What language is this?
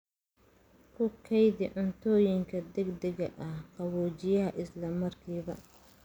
Somali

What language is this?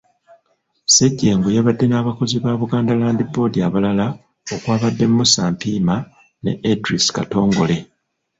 Ganda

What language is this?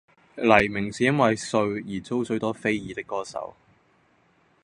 Cantonese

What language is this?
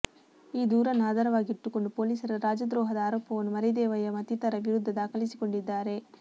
Kannada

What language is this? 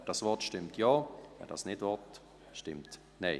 Swiss German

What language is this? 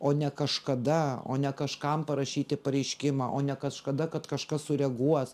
Lithuanian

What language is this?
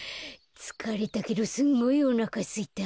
Japanese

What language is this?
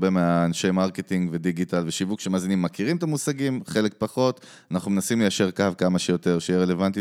Hebrew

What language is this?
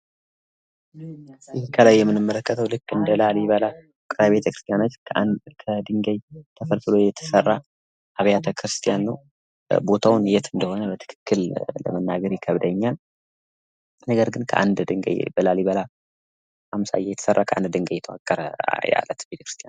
Amharic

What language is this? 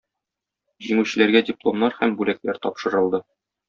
Tatar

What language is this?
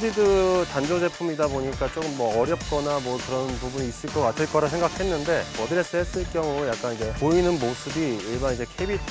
Korean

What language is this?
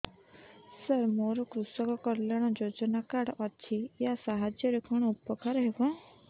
Odia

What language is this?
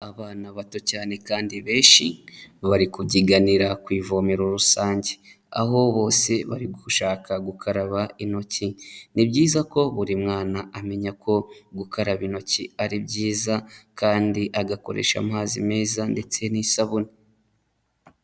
Kinyarwanda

